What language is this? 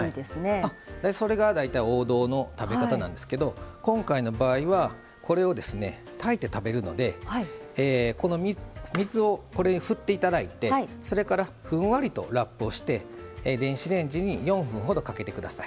Japanese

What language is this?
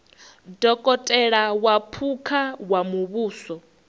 Venda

